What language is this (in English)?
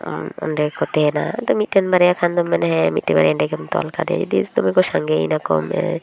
Santali